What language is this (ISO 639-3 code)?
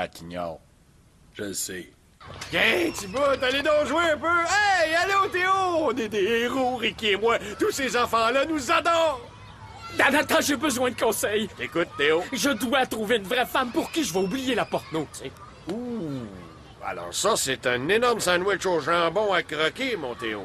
fra